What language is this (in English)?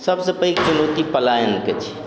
Maithili